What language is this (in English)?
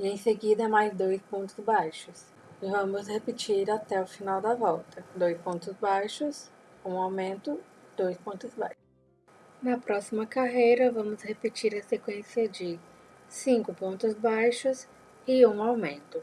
Portuguese